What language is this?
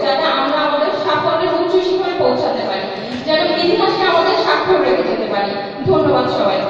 Romanian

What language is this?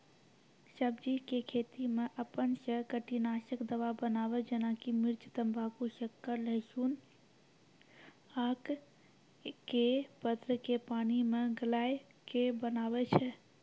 Maithili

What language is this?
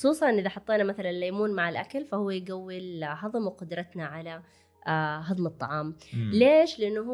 Arabic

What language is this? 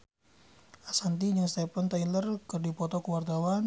Sundanese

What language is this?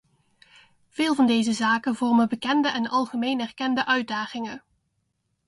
Dutch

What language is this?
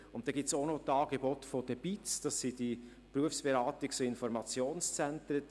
Swiss German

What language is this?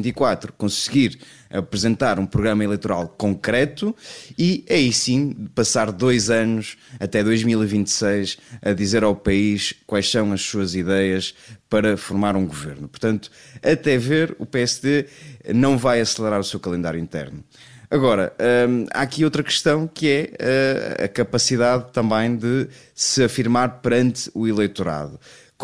Portuguese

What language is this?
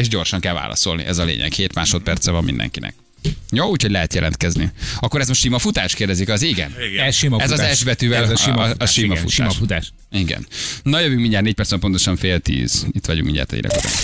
Hungarian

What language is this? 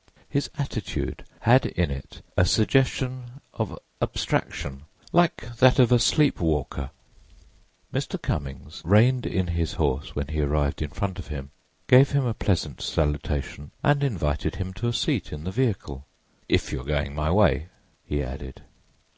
English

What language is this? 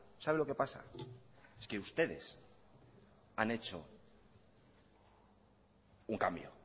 Spanish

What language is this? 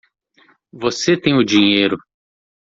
Portuguese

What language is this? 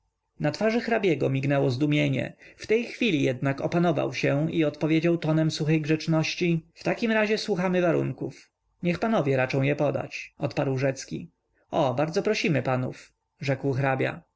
Polish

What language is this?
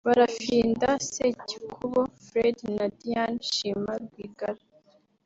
Kinyarwanda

